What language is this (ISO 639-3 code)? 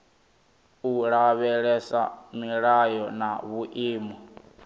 ven